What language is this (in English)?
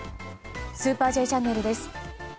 Japanese